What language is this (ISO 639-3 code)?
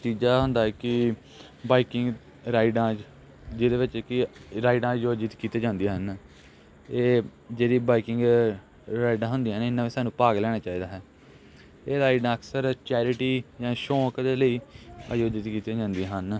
pan